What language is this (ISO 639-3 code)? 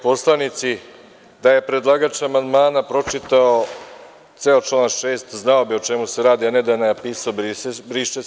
srp